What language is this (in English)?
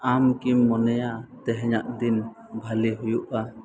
Santali